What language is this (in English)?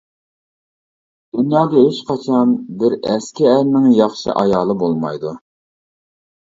Uyghur